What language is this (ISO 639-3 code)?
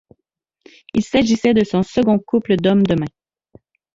fra